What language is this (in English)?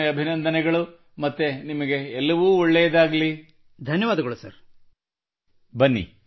Kannada